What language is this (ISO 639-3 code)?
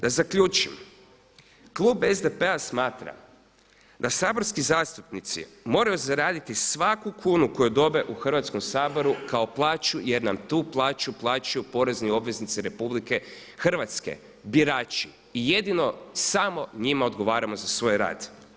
hrv